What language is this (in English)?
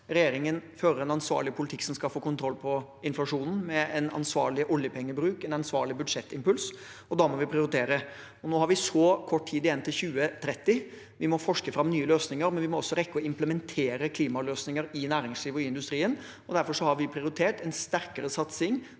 Norwegian